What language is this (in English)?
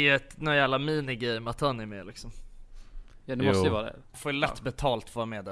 Swedish